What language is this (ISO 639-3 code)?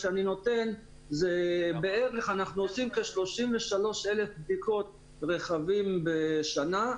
heb